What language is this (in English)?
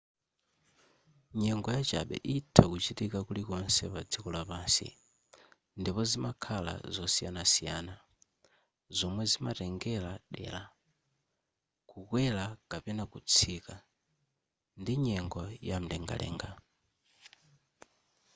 Nyanja